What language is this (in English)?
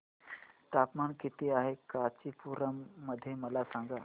Marathi